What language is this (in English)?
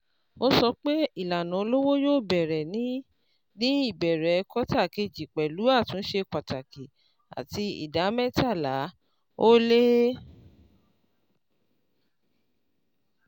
Yoruba